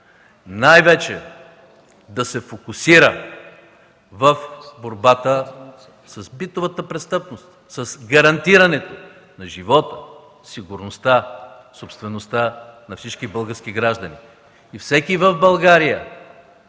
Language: Bulgarian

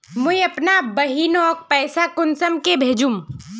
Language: Magahi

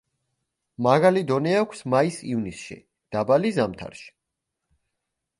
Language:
Georgian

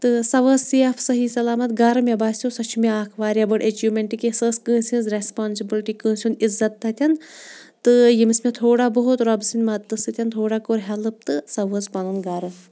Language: Kashmiri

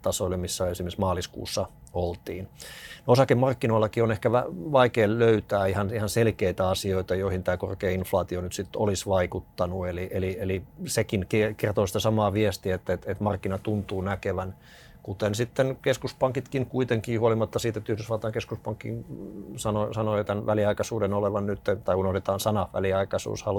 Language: Finnish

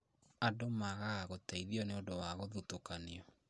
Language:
Kikuyu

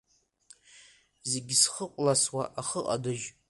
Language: Abkhazian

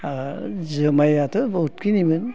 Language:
Bodo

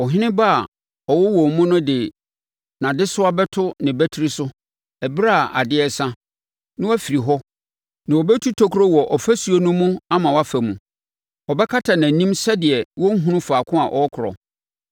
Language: Akan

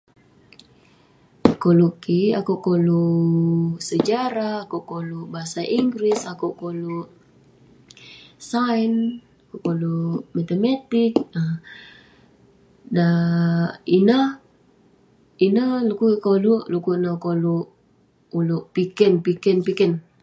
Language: Western Penan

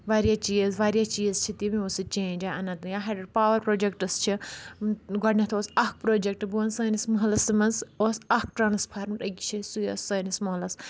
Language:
Kashmiri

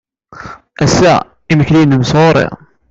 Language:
Kabyle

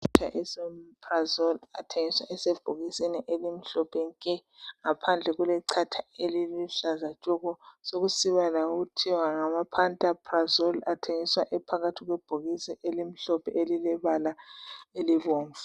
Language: North Ndebele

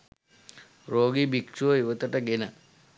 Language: Sinhala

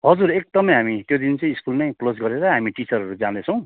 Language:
Nepali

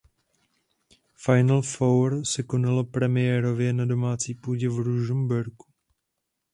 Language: Czech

